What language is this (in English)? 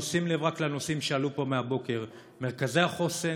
Hebrew